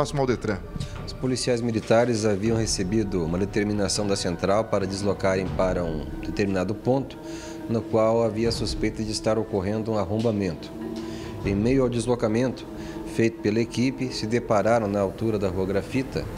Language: Portuguese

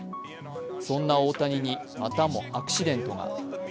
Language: Japanese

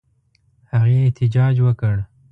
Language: Pashto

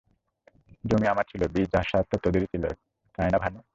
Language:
Bangla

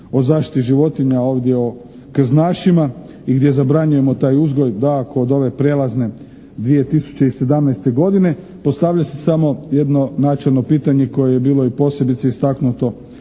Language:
Croatian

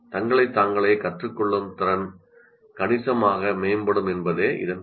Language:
Tamil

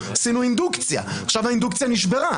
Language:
Hebrew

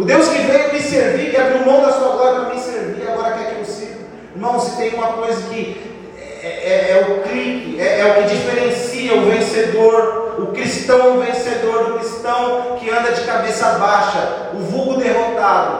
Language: Portuguese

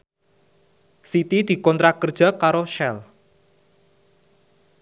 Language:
Javanese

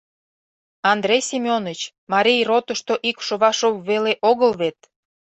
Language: Mari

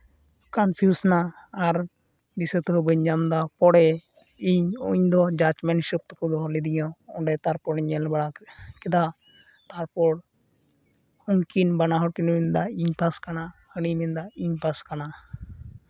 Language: Santali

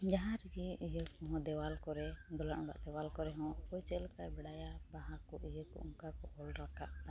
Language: Santali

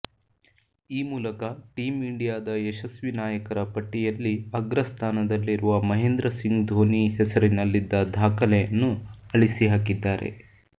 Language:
Kannada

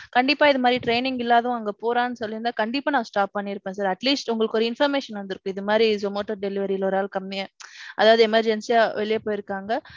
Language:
Tamil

